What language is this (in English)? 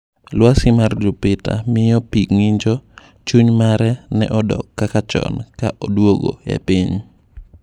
Luo (Kenya and Tanzania)